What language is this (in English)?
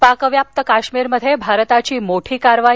Marathi